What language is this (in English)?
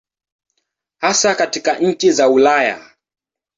Swahili